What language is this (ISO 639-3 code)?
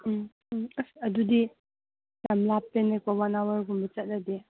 mni